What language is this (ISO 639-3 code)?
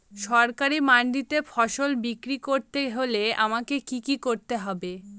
ben